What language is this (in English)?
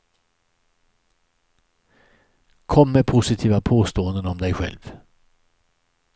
Swedish